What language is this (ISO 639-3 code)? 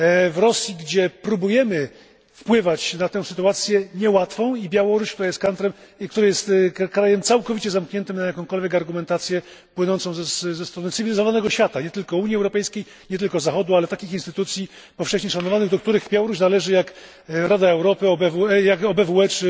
pol